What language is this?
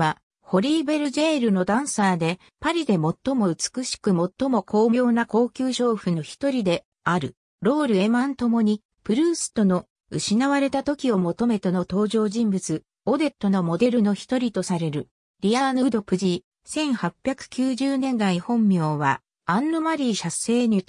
Japanese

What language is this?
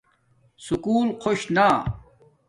Domaaki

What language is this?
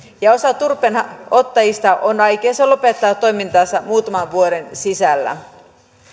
Finnish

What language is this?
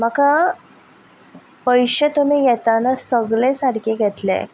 Konkani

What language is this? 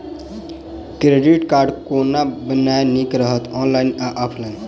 Maithili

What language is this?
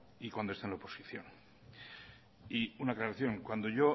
Spanish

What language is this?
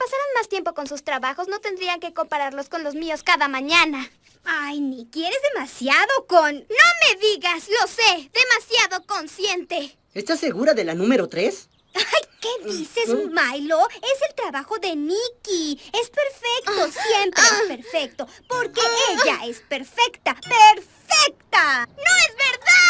Spanish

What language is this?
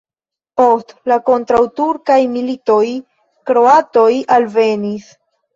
Esperanto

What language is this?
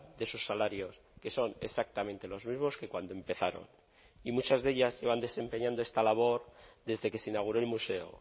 Spanish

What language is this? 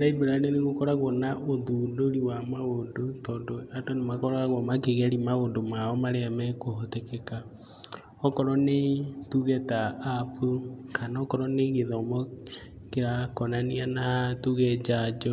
Kikuyu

